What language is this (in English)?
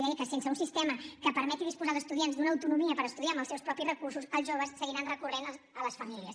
Catalan